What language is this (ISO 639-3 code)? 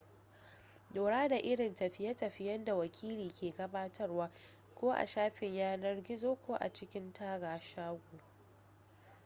hau